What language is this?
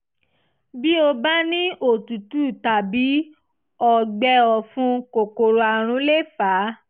Yoruba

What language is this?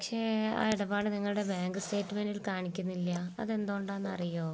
Malayalam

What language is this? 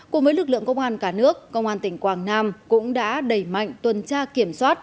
Vietnamese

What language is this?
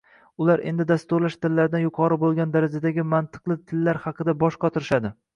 Uzbek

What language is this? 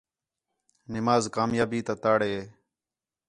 Khetrani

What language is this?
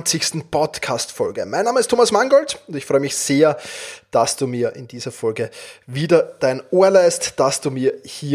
German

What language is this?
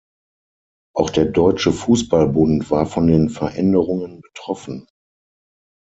German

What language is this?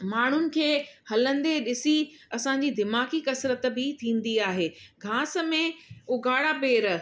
Sindhi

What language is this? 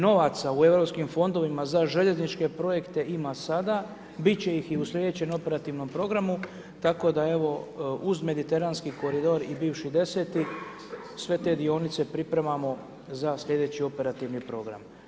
Croatian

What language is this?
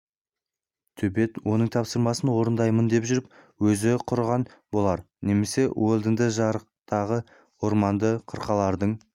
Kazakh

